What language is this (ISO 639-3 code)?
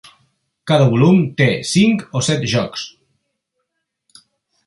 cat